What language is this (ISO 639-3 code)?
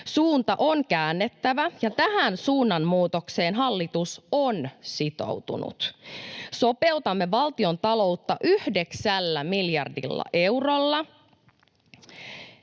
fin